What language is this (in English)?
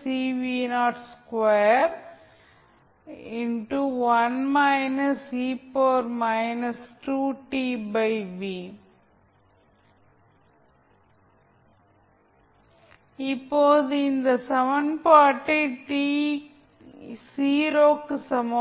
Tamil